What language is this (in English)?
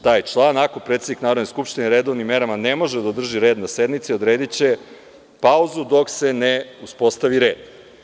Serbian